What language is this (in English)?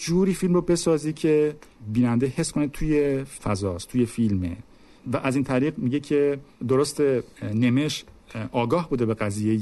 Persian